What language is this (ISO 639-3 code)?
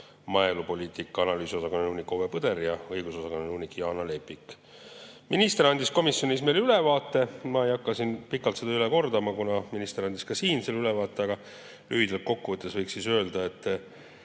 est